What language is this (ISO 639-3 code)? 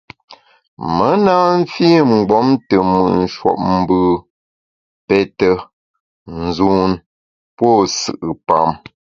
bax